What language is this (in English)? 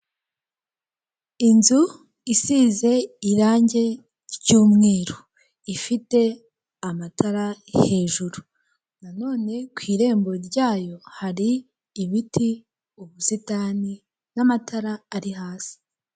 Kinyarwanda